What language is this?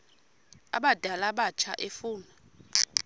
Xhosa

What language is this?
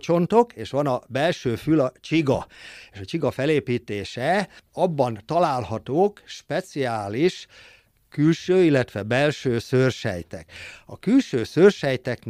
Hungarian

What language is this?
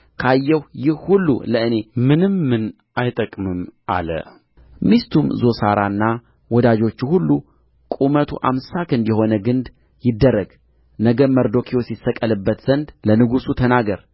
Amharic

